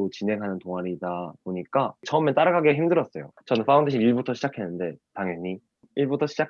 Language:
Korean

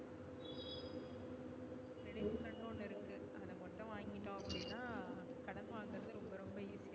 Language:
Tamil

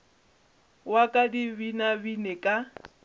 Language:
Northern Sotho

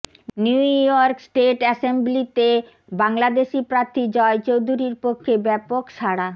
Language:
Bangla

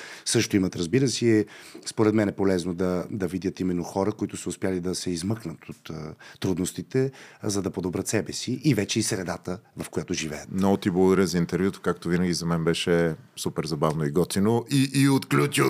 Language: Bulgarian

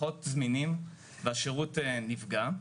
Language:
Hebrew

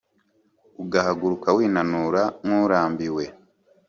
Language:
Kinyarwanda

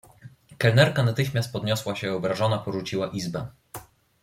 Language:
Polish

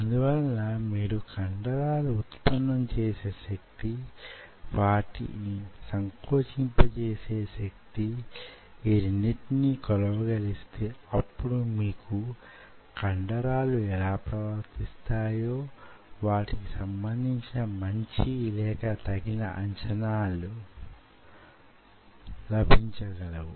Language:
Telugu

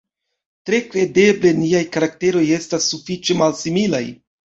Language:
Esperanto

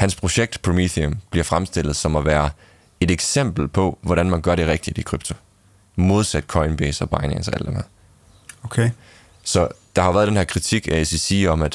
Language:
Danish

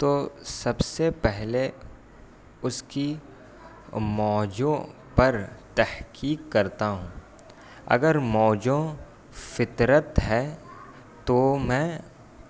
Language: Urdu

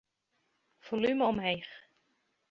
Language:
Western Frisian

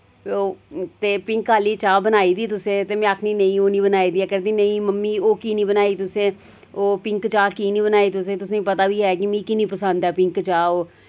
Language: Dogri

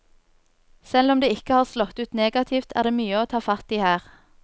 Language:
Norwegian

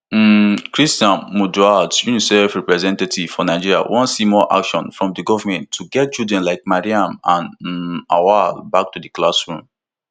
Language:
Nigerian Pidgin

